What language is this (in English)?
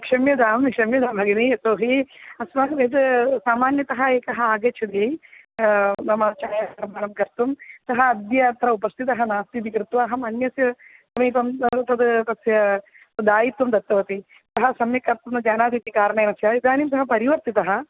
Sanskrit